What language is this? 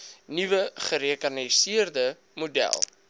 Afrikaans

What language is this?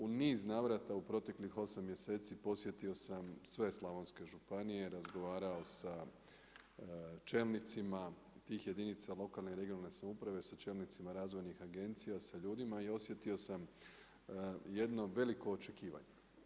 Croatian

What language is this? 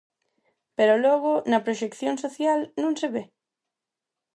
Galician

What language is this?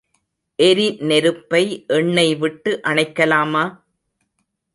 Tamil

